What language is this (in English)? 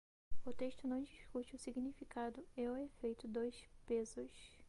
Portuguese